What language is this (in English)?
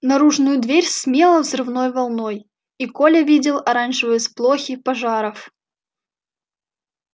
Russian